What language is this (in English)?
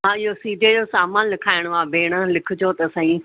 Sindhi